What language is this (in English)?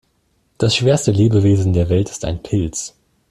German